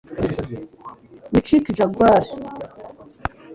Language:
Kinyarwanda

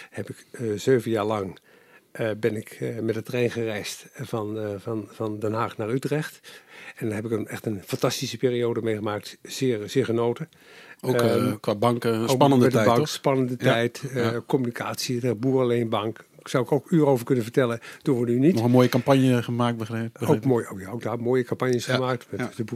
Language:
Dutch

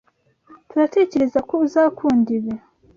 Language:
Kinyarwanda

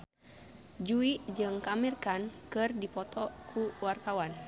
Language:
Sundanese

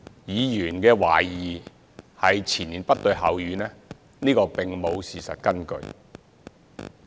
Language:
Cantonese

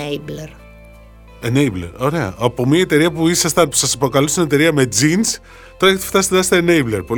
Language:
Greek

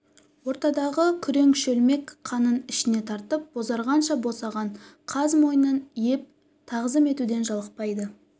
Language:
Kazakh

